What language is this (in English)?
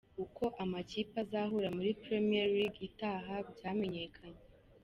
Kinyarwanda